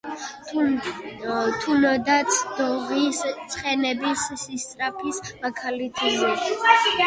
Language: Georgian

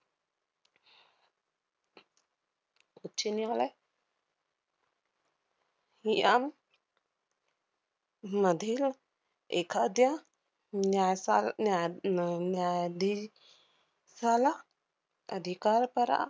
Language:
Marathi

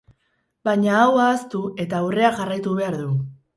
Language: Basque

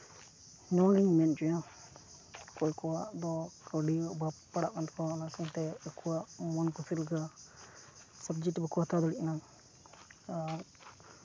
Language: Santali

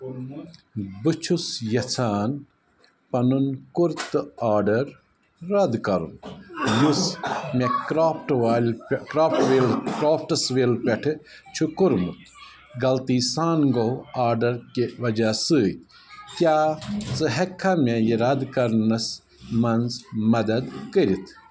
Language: Kashmiri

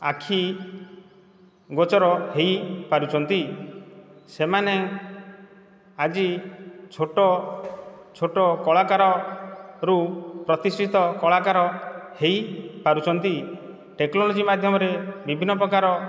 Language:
Odia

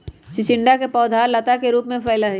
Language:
Magahi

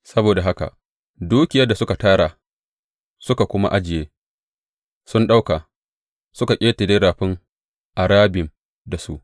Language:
Hausa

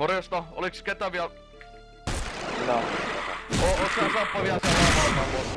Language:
Finnish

